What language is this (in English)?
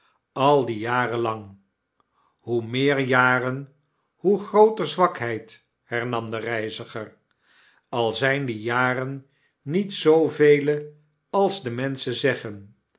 Dutch